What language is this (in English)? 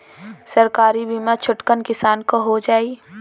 Bhojpuri